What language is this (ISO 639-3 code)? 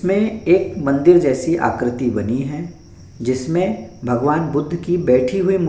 hin